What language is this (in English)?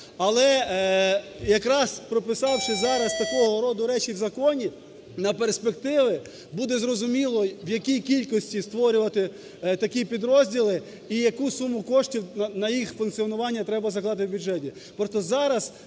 Ukrainian